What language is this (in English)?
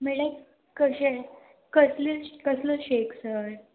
Konkani